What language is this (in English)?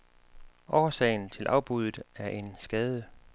Danish